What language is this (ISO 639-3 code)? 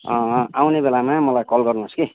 nep